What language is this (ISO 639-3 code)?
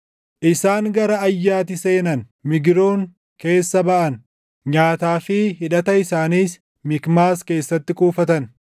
orm